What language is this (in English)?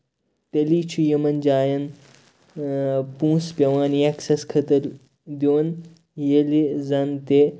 Kashmiri